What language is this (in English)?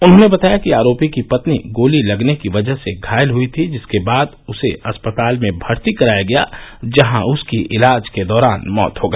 Hindi